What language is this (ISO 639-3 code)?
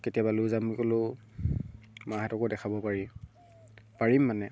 asm